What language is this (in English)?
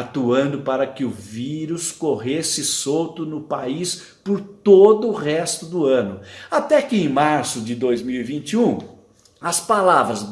Portuguese